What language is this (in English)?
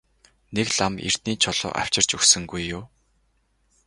Mongolian